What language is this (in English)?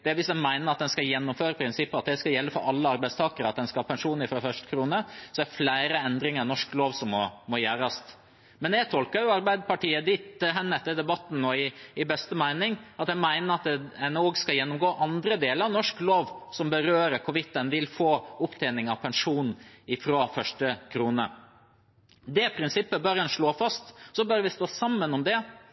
Norwegian Bokmål